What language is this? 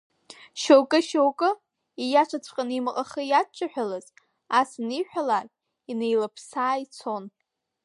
Abkhazian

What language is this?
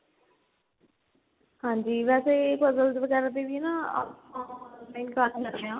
Punjabi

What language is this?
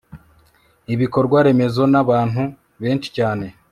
Kinyarwanda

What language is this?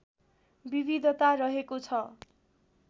Nepali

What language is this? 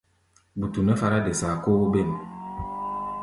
Gbaya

